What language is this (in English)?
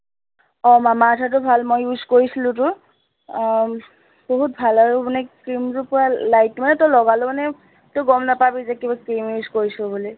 Assamese